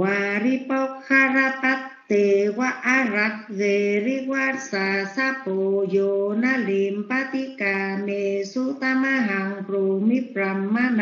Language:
Vietnamese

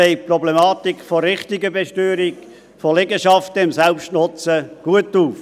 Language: Swiss German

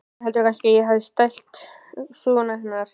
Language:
Icelandic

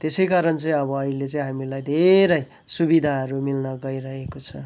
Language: Nepali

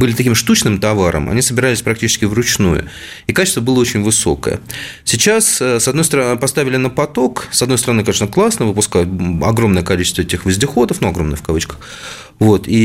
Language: Russian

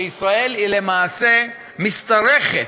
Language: Hebrew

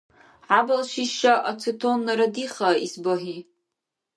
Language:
Dargwa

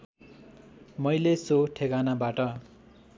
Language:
Nepali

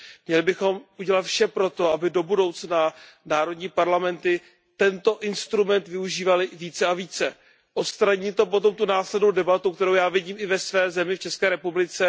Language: Czech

